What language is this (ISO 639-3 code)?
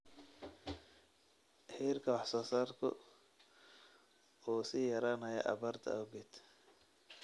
som